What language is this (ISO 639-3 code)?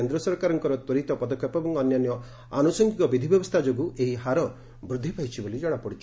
ori